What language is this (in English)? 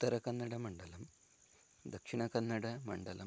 Sanskrit